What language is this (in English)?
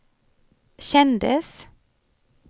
Swedish